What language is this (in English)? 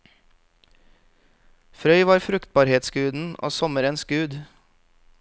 Norwegian